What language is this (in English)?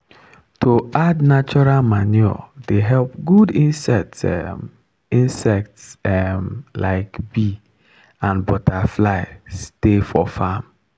Nigerian Pidgin